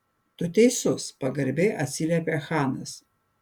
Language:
Lithuanian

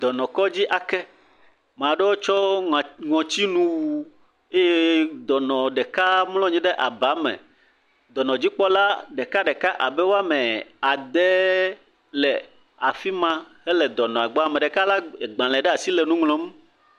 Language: Ewe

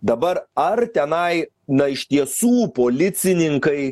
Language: Lithuanian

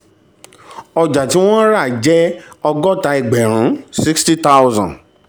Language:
Yoruba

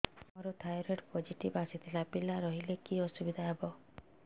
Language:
Odia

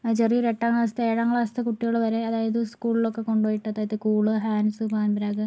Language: Malayalam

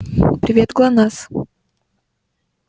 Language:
Russian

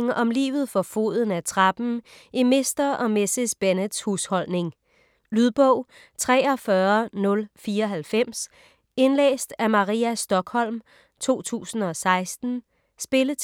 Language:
Danish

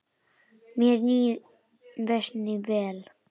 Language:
Icelandic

